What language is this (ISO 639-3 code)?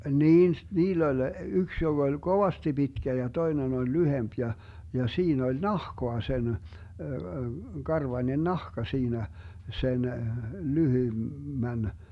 fin